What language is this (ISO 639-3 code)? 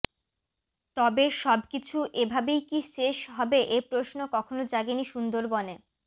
ben